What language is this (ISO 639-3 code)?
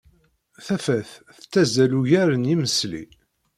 kab